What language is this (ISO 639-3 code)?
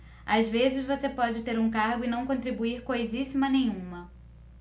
por